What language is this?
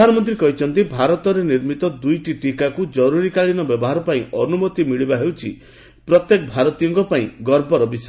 Odia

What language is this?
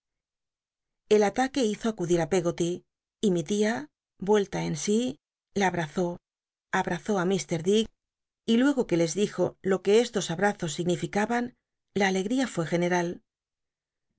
Spanish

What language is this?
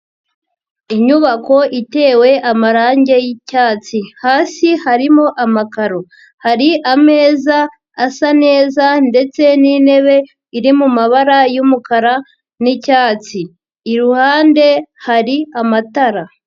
Kinyarwanda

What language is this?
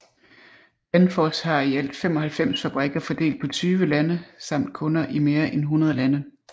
Danish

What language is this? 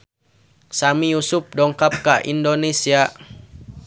Sundanese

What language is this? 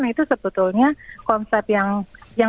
Indonesian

